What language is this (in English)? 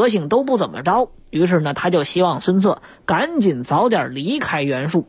Chinese